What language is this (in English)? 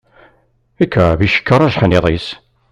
Kabyle